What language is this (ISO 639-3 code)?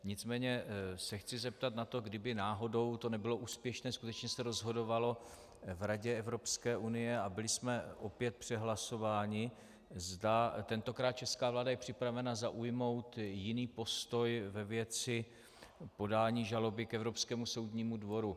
ces